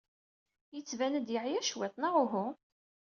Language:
Kabyle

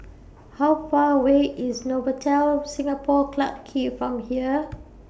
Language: English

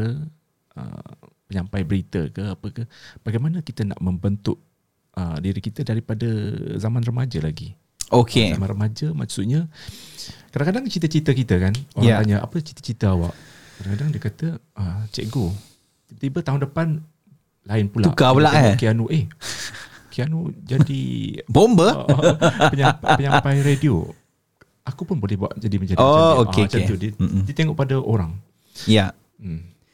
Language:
Malay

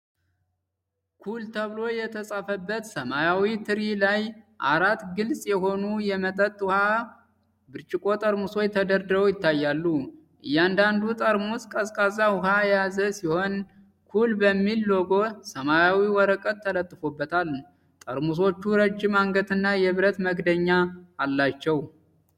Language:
Amharic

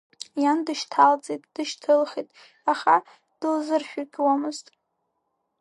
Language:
Abkhazian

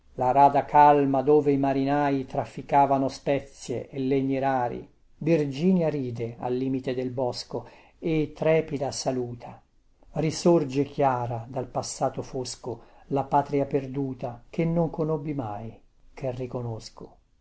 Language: Italian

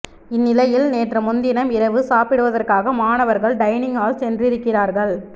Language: Tamil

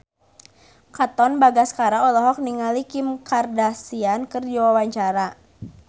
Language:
Sundanese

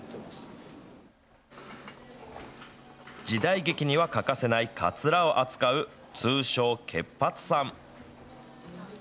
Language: Japanese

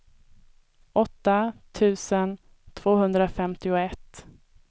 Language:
Swedish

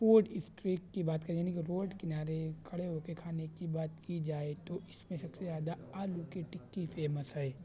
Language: Urdu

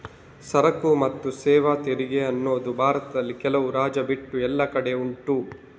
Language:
Kannada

